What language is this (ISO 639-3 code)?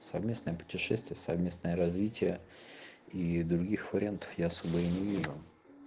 rus